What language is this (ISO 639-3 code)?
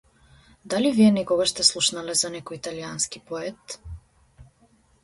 mkd